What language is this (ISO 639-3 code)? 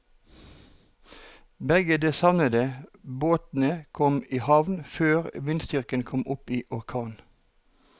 nor